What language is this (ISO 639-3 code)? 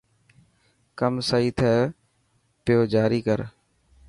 mki